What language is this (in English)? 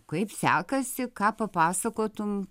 Lithuanian